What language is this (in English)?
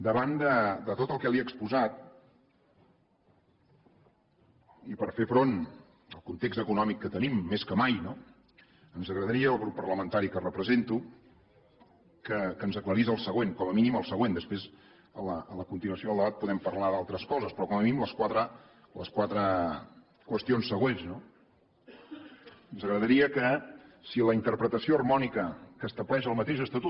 Catalan